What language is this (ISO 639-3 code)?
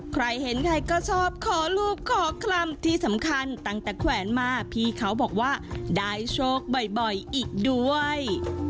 tha